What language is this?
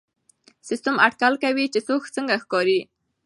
Pashto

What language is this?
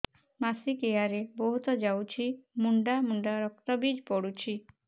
Odia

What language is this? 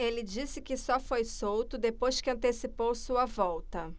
Portuguese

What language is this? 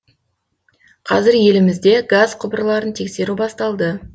Kazakh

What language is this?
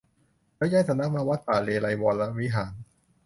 Thai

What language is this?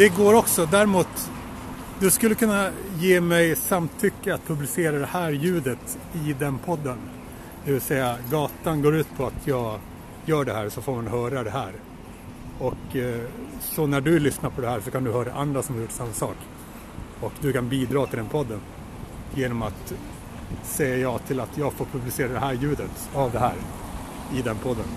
Swedish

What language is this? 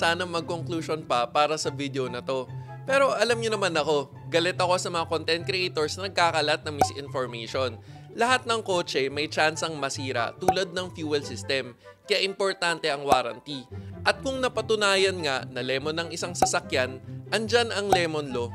Filipino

